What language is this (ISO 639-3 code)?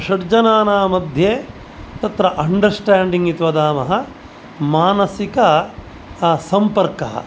san